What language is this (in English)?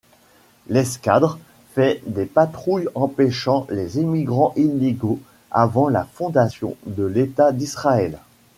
French